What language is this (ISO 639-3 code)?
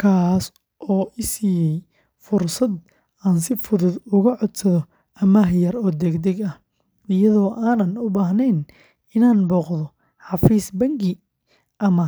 som